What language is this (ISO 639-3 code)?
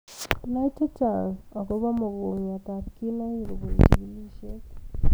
kln